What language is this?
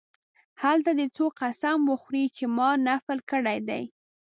Pashto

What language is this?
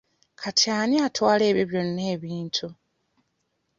Ganda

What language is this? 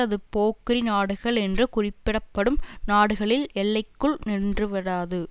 Tamil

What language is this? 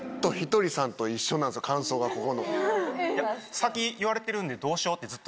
Japanese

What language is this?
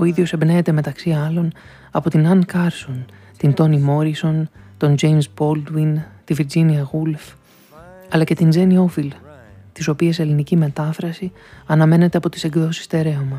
Greek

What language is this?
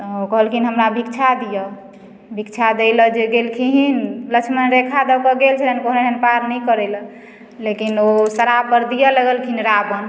Maithili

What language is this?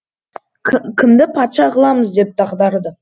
Kazakh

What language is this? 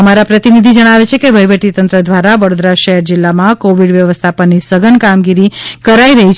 Gujarati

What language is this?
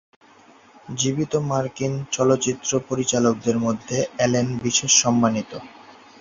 Bangla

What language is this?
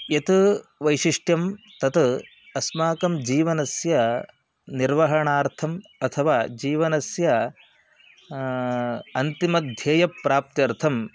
Sanskrit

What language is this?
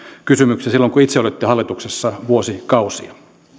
Finnish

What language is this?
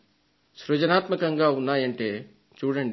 Telugu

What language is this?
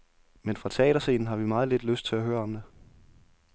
Danish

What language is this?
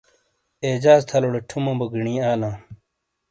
Shina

